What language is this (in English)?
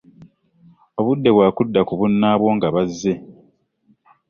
Ganda